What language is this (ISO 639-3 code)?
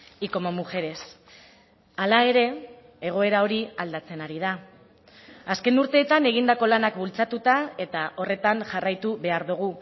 eus